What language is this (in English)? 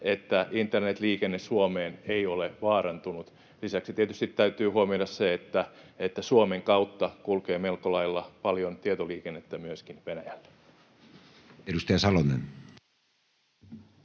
Finnish